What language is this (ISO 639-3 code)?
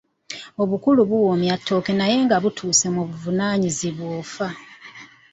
lug